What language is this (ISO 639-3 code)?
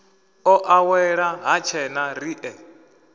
ven